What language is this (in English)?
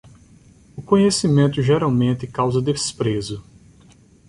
Portuguese